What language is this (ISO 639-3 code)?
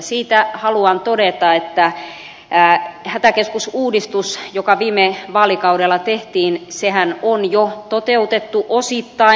fin